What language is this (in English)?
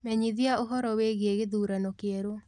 Kikuyu